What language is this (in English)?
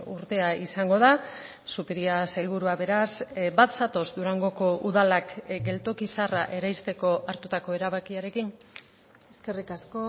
Basque